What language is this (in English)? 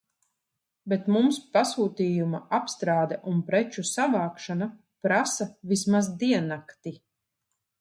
Latvian